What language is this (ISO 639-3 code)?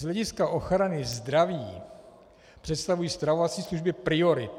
ces